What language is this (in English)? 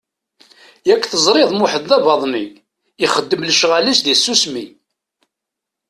Kabyle